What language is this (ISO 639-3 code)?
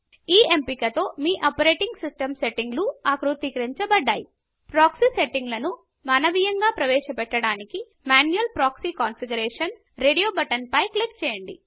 tel